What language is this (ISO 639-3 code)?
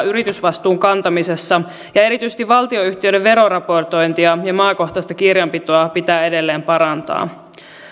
fin